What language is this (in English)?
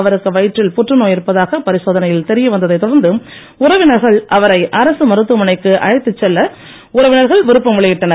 Tamil